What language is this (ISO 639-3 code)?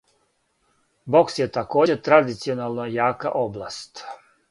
srp